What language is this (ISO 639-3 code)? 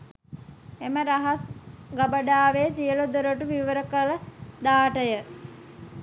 sin